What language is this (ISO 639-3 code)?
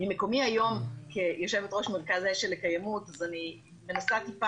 heb